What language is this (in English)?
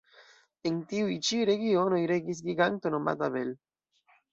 Esperanto